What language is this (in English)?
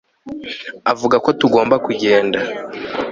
Kinyarwanda